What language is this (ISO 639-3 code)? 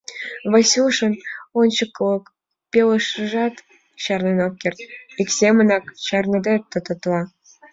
chm